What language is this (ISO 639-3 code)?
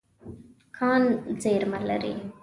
pus